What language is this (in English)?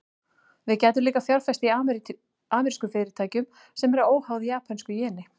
Icelandic